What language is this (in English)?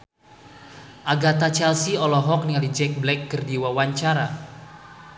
Sundanese